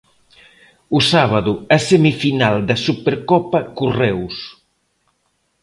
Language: Galician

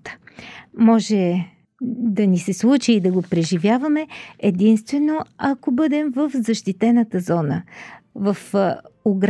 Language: Bulgarian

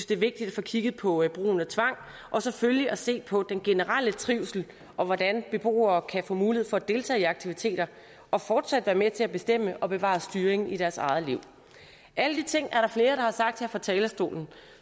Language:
Danish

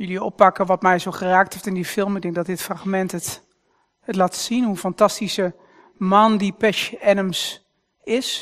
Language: Dutch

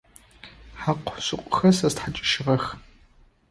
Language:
Adyghe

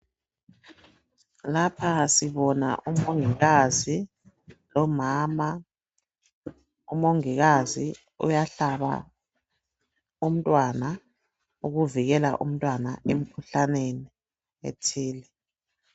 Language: North Ndebele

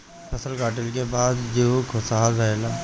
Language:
Bhojpuri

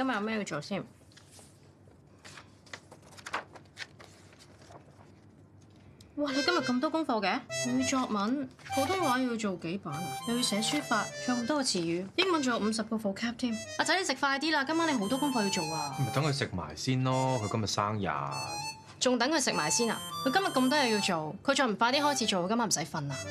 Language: Chinese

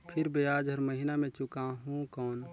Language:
Chhattisgarhi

